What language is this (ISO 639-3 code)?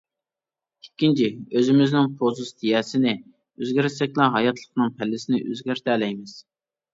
uig